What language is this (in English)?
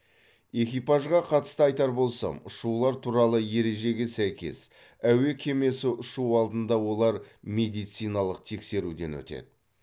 Kazakh